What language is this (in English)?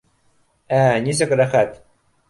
Bashkir